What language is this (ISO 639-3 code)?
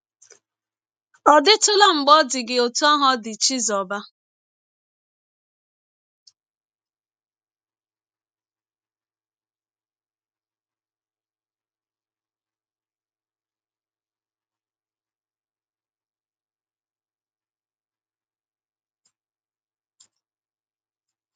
ibo